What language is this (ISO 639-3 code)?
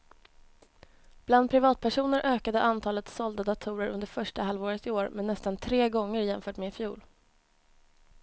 swe